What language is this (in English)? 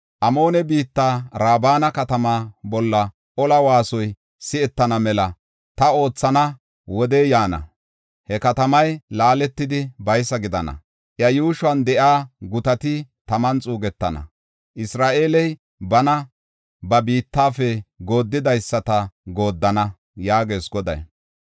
Gofa